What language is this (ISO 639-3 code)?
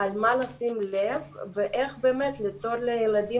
heb